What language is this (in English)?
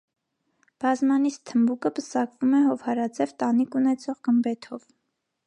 Armenian